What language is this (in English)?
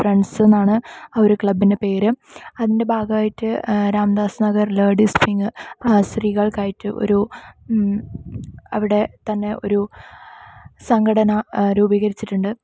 Malayalam